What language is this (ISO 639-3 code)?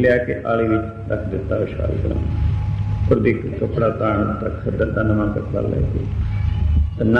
ara